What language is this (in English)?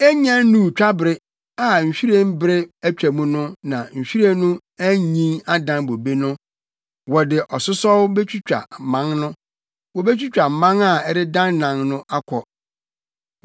Akan